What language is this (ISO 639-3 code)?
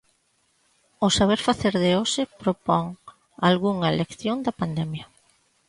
glg